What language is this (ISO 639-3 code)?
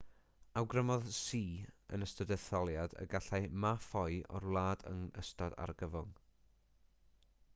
cym